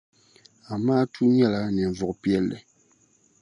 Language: Dagbani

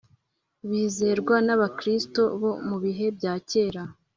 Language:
Kinyarwanda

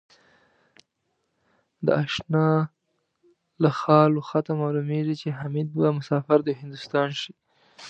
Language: Pashto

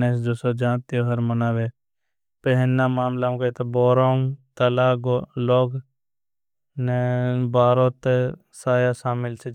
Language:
Bhili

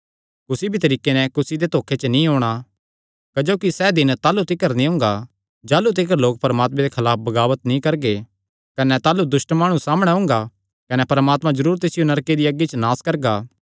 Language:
Kangri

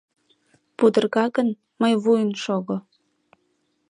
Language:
Mari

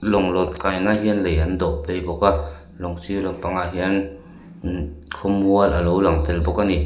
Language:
Mizo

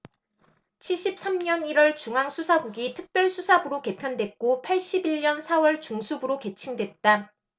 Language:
Korean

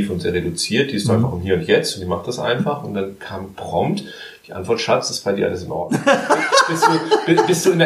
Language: German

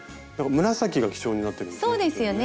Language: Japanese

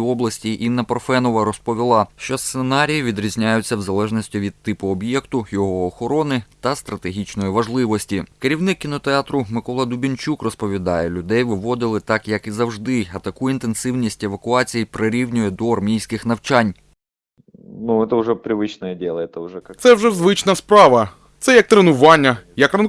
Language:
Ukrainian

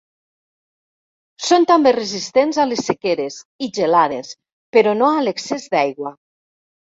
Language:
Catalan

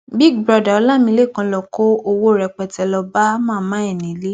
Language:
Yoruba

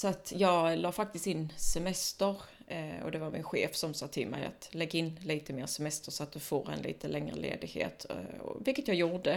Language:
Swedish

